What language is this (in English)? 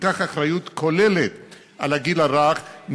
Hebrew